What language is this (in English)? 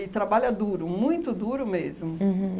Portuguese